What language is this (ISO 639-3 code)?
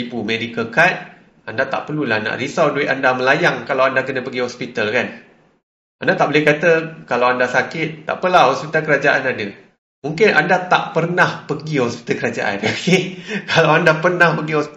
msa